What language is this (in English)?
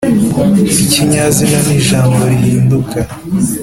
Kinyarwanda